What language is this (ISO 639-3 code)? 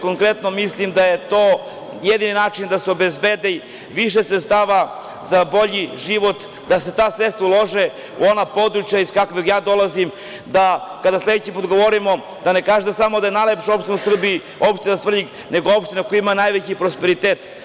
srp